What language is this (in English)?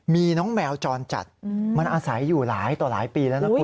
Thai